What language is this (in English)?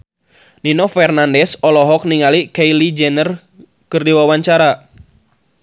Sundanese